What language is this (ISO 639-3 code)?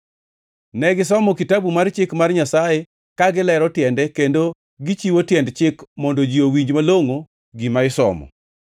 luo